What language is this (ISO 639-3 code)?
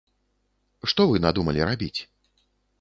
bel